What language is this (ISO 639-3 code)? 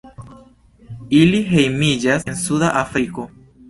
epo